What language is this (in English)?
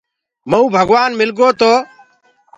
Gurgula